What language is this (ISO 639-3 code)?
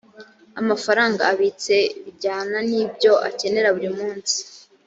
kin